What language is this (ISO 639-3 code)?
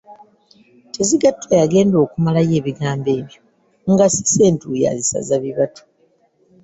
lug